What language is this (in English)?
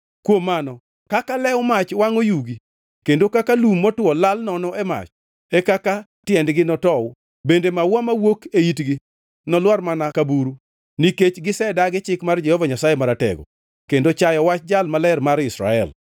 Luo (Kenya and Tanzania)